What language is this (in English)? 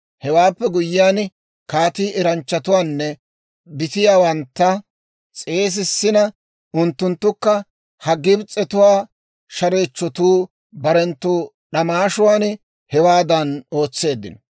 Dawro